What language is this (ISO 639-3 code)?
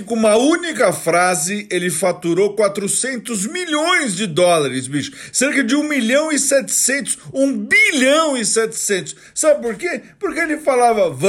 por